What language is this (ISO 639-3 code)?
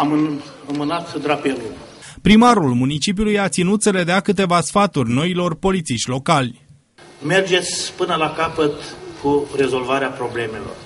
ron